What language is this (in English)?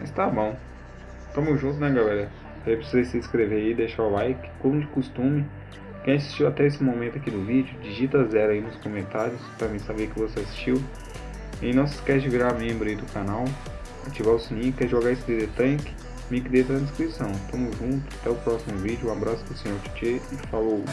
Portuguese